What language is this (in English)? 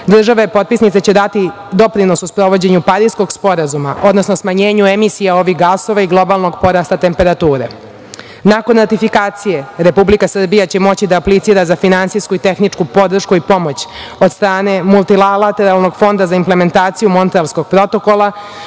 Serbian